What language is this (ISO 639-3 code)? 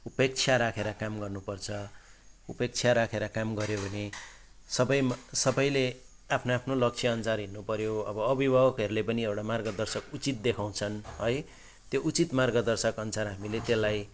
nep